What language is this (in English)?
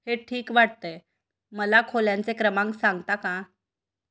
Marathi